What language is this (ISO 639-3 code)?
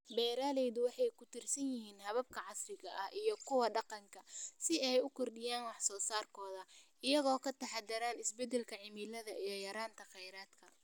som